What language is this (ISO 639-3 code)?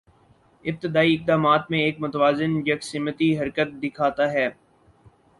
urd